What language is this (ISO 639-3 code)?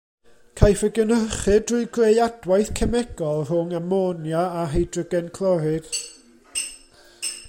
cym